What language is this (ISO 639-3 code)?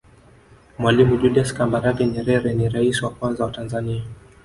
swa